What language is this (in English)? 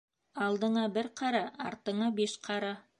Bashkir